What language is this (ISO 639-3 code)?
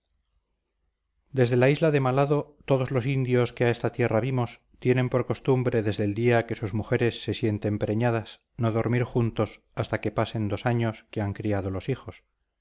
spa